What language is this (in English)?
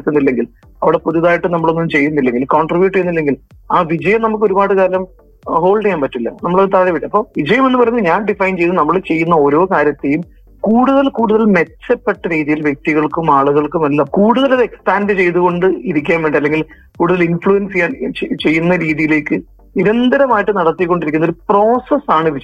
Malayalam